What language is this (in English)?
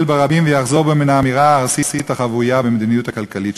Hebrew